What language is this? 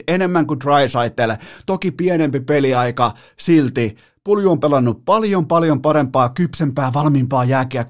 Finnish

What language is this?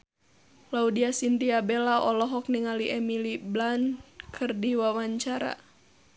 Sundanese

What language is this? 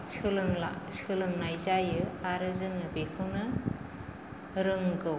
Bodo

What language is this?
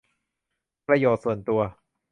Thai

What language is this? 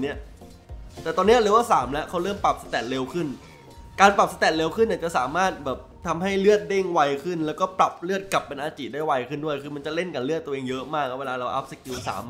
Thai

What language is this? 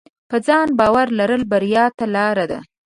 Pashto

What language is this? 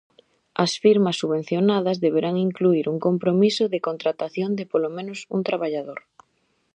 Galician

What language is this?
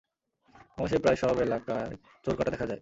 Bangla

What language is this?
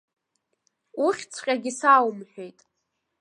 Abkhazian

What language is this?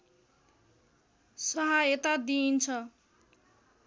Nepali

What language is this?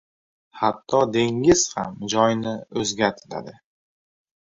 Uzbek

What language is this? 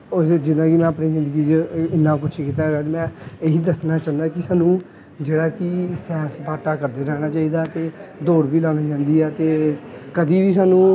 Punjabi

